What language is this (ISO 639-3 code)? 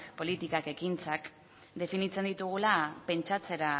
eus